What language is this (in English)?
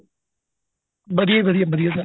Punjabi